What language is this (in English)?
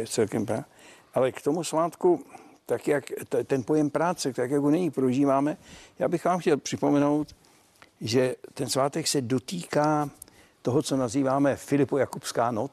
Czech